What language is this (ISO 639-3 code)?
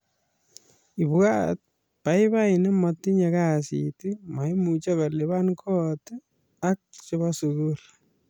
kln